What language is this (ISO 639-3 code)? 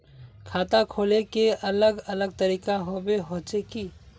mag